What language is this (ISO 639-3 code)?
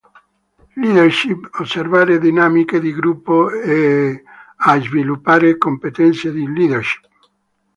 ita